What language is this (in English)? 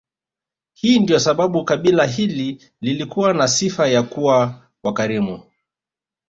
Swahili